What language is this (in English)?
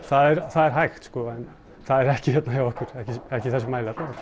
Icelandic